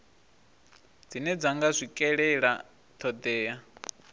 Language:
Venda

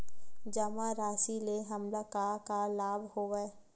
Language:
Chhattisgarhi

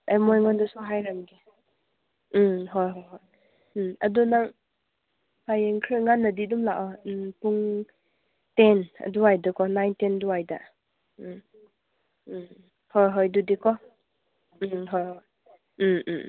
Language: Manipuri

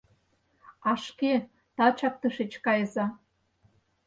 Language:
Mari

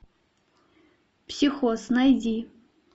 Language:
Russian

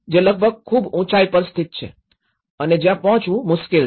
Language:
Gujarati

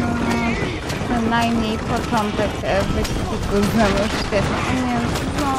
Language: Polish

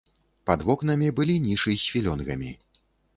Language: Belarusian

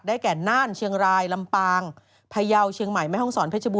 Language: Thai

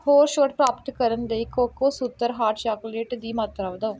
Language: Punjabi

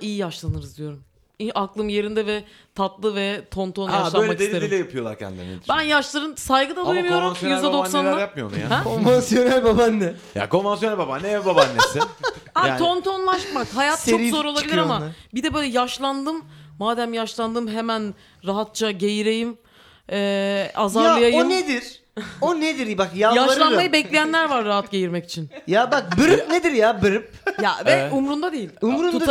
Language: Turkish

